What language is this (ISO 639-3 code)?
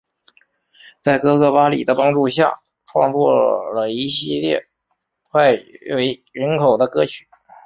zho